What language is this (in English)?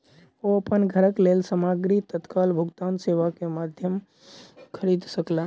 Maithili